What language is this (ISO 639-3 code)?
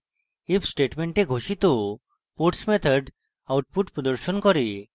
ben